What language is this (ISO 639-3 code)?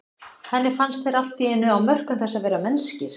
isl